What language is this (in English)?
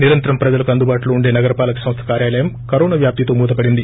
Telugu